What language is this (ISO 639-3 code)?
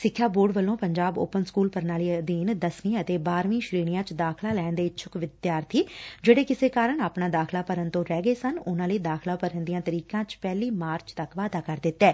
pan